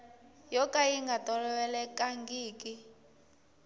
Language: Tsonga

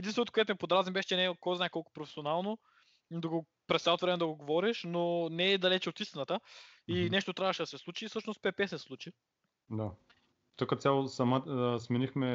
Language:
Bulgarian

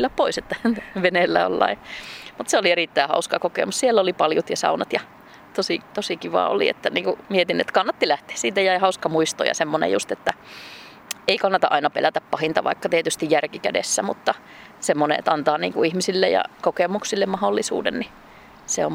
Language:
Finnish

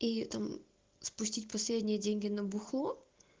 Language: Russian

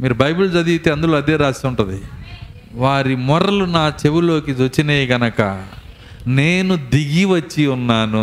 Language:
Telugu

